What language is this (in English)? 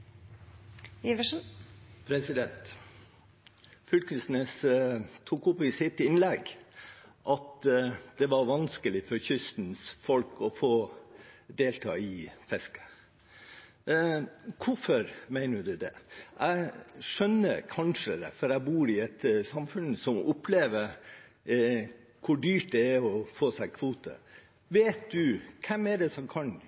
Norwegian Bokmål